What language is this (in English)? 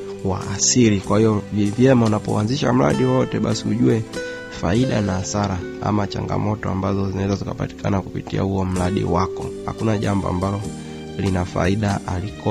Swahili